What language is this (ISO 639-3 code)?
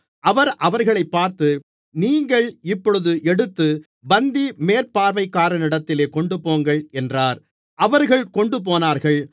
tam